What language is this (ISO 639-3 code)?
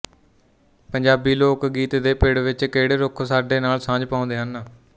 pan